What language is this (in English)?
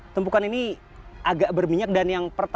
Indonesian